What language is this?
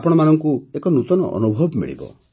Odia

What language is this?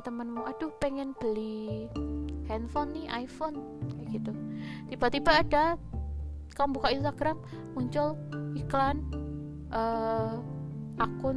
Indonesian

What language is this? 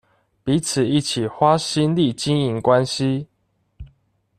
Chinese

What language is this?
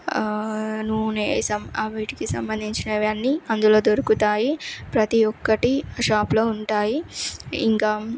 Telugu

